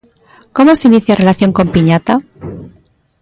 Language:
Galician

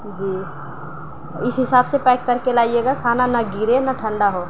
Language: Urdu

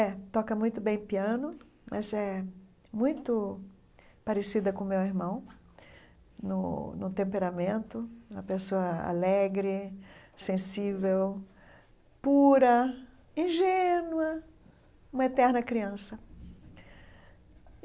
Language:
Portuguese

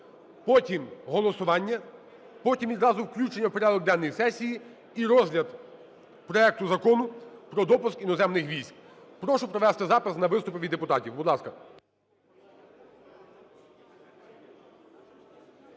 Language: Ukrainian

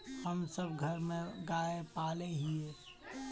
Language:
Magahi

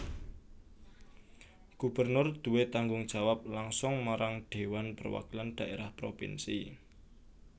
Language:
Javanese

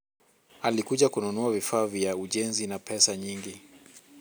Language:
Luo (Kenya and Tanzania)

